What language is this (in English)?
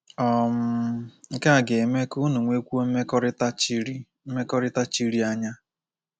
Igbo